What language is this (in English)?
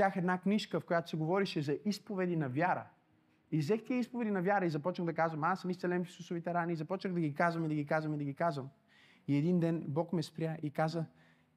Bulgarian